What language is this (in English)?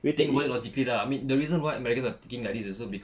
English